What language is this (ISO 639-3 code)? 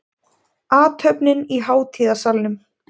isl